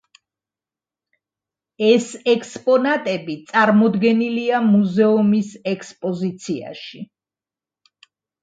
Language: Georgian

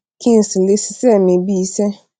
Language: Yoruba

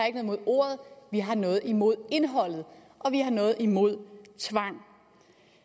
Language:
Danish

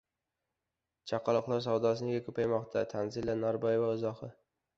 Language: Uzbek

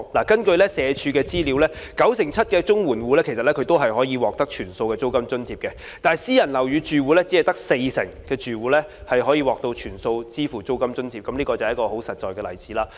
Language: Cantonese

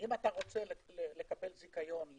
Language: Hebrew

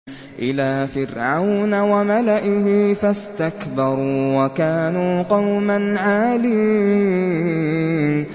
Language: Arabic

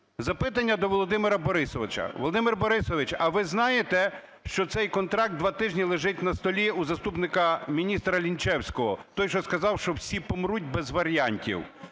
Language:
Ukrainian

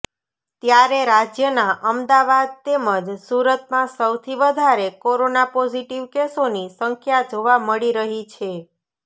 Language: Gujarati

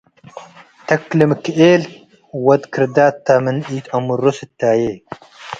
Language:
Tigre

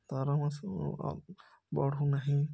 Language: Odia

